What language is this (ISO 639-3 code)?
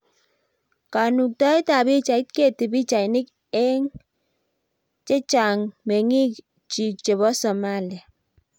kln